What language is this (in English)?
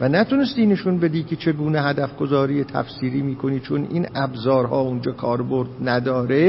Persian